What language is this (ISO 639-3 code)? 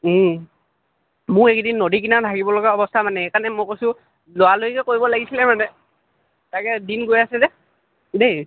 asm